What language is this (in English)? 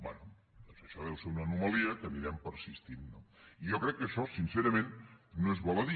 Catalan